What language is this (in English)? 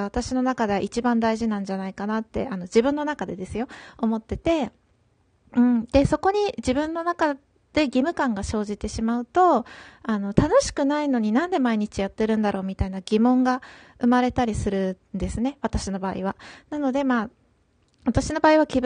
Japanese